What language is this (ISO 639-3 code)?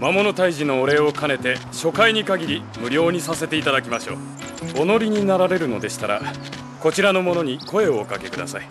jpn